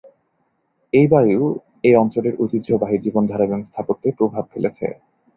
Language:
Bangla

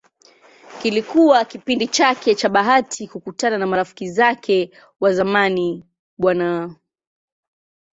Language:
Swahili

